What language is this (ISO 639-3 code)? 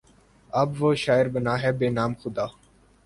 urd